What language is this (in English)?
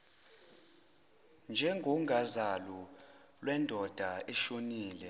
Zulu